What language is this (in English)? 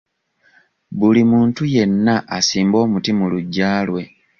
Ganda